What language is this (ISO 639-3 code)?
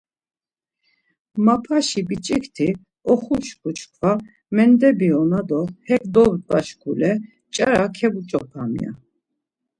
lzz